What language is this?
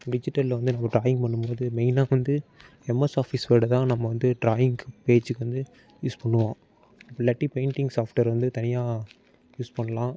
Tamil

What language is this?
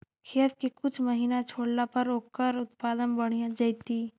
Magahi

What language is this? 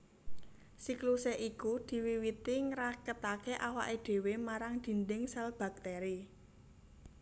Javanese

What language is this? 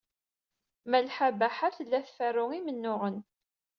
Kabyle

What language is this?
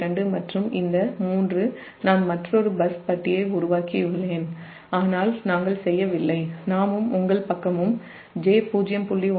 Tamil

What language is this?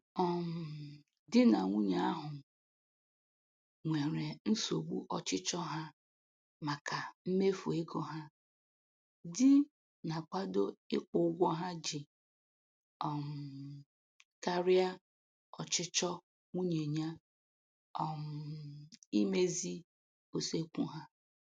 Igbo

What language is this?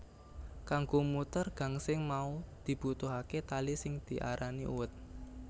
Javanese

